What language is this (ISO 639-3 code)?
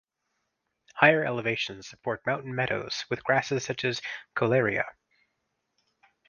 eng